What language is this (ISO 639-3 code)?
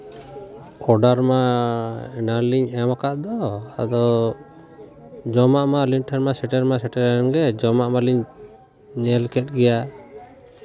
sat